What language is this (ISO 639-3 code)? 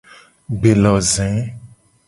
gej